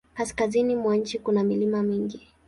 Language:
Swahili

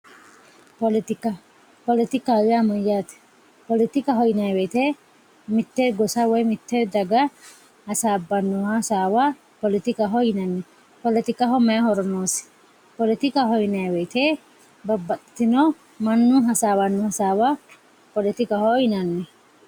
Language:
Sidamo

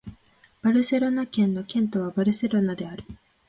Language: Japanese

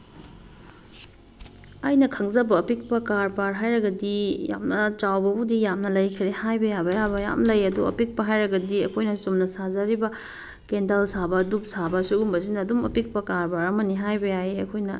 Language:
Manipuri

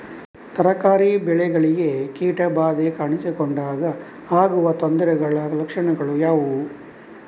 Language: Kannada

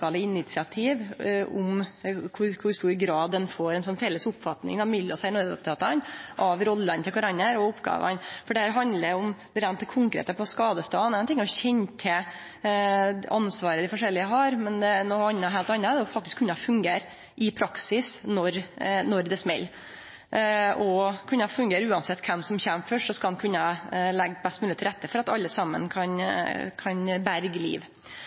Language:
Norwegian Nynorsk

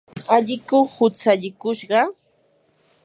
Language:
Yanahuanca Pasco Quechua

